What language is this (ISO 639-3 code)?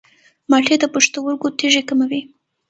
pus